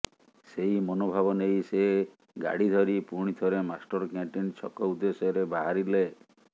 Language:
Odia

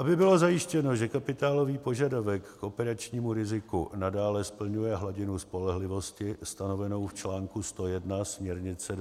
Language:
Czech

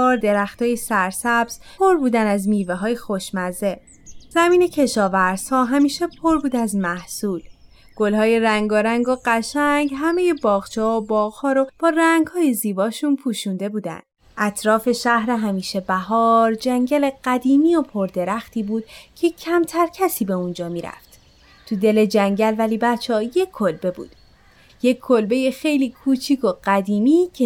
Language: Persian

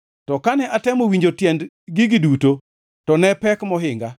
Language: Luo (Kenya and Tanzania)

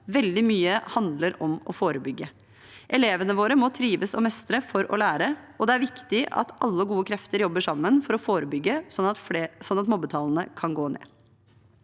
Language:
Norwegian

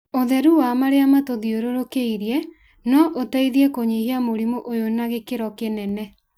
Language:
Kikuyu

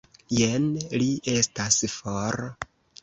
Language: Esperanto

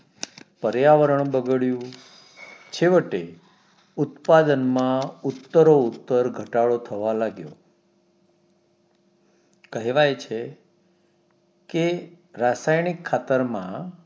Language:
Gujarati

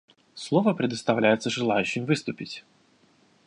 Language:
Russian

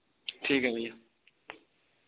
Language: Dogri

